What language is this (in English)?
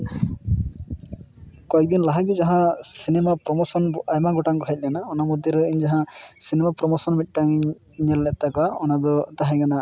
Santali